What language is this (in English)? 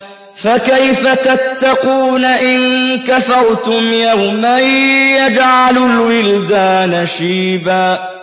Arabic